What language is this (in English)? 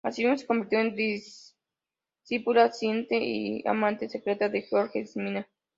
Spanish